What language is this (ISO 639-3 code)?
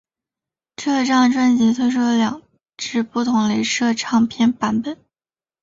zho